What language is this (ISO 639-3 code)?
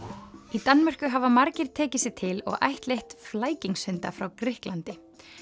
isl